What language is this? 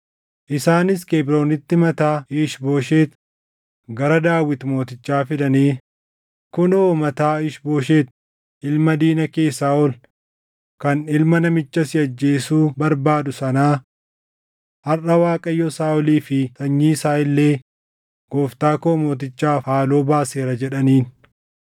Oromo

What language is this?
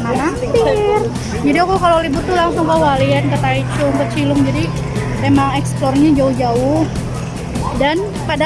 Indonesian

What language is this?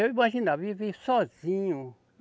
Portuguese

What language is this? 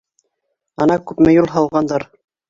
Bashkir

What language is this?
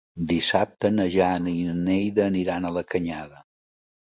Catalan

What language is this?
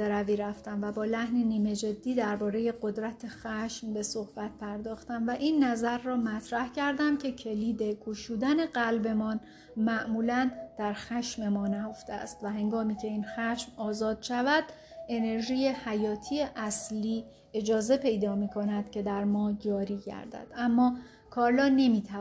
Persian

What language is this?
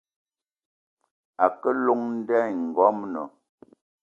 Eton (Cameroon)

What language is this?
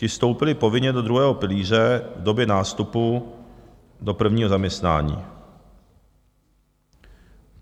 Czech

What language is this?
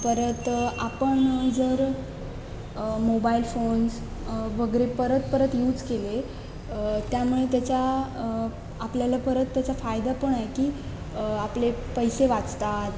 Marathi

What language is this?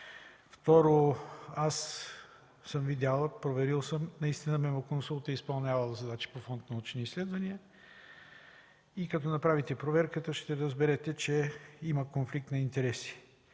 Bulgarian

